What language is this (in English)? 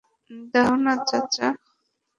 Bangla